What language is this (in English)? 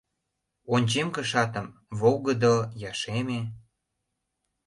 Mari